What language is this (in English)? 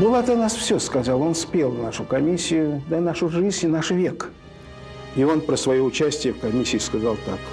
Russian